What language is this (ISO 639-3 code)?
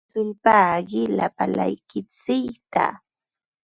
qva